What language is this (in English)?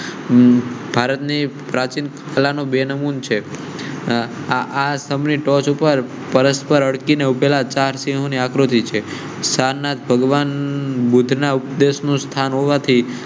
Gujarati